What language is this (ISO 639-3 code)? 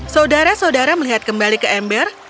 ind